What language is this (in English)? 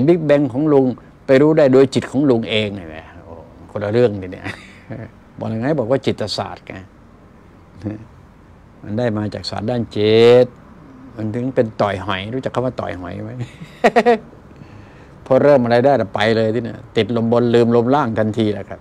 Thai